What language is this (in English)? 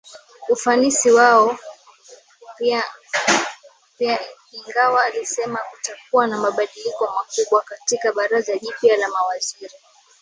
Swahili